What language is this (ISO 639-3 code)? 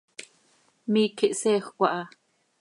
sei